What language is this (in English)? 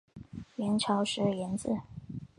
Chinese